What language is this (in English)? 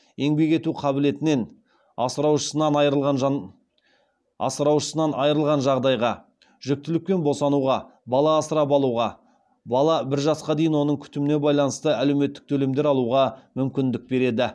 Kazakh